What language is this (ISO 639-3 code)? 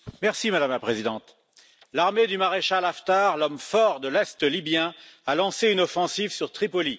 fra